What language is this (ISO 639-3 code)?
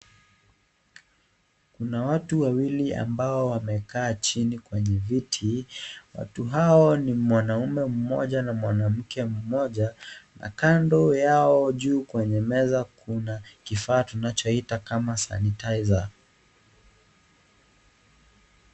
swa